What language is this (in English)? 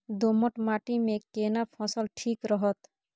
Maithili